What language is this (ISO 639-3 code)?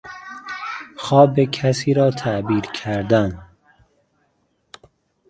fas